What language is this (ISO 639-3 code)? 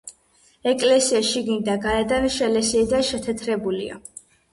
kat